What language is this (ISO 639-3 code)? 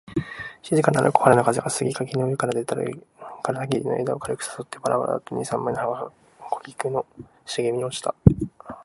jpn